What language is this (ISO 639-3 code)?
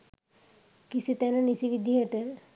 sin